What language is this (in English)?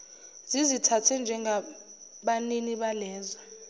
Zulu